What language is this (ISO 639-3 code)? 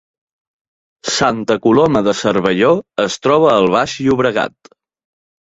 cat